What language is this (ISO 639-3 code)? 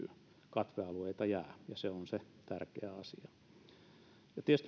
fin